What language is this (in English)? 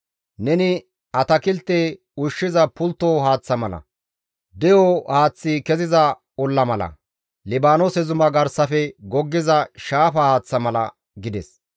Gamo